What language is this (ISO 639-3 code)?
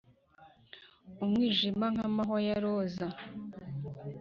kin